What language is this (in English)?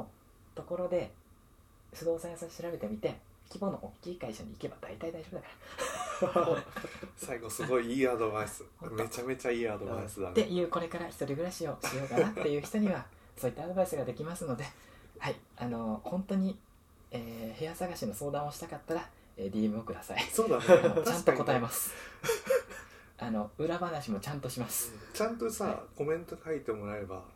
Japanese